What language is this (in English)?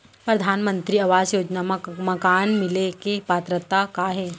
Chhattisgarhi